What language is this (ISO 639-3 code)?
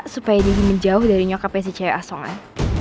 ind